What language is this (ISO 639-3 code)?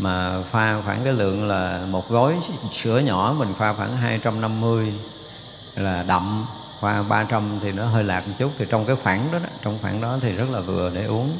vie